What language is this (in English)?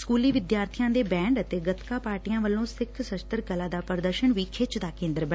Punjabi